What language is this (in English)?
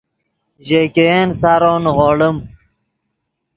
Yidgha